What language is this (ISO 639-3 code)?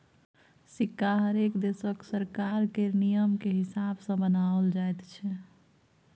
mai